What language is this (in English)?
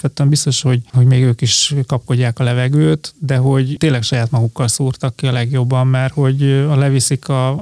Hungarian